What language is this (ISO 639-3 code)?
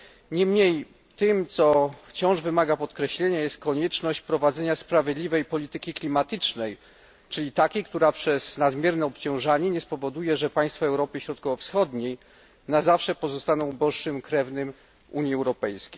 pol